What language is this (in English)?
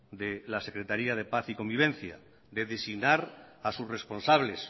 Spanish